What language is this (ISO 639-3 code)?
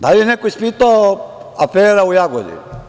srp